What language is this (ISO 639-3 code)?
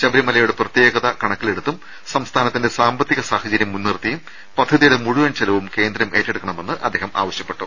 mal